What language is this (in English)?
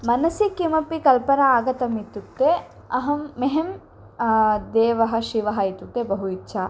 Sanskrit